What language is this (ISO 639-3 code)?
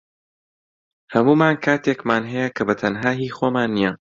ckb